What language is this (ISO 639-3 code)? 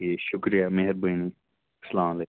kas